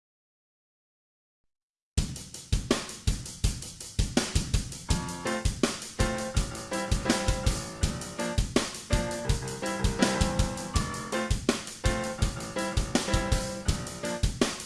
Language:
Vietnamese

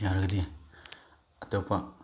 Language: Manipuri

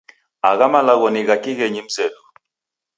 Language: Taita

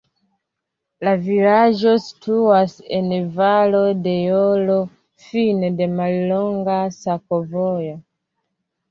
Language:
Esperanto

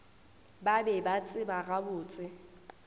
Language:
Northern Sotho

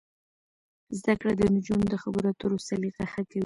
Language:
Pashto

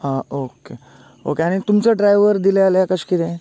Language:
Konkani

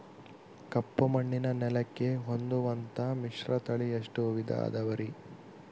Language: Kannada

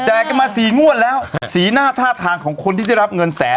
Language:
Thai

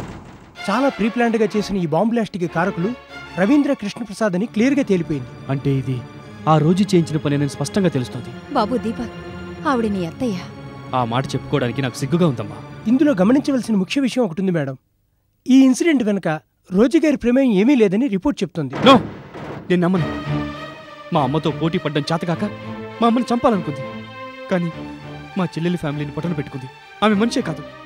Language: Telugu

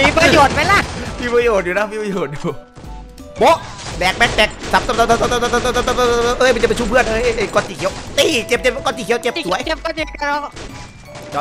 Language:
Thai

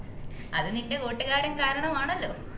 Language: Malayalam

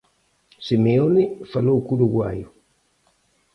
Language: Galician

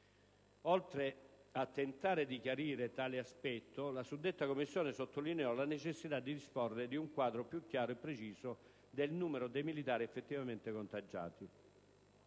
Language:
Italian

